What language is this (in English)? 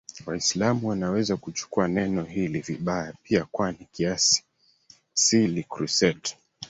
Swahili